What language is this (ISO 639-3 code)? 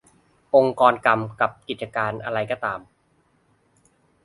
tha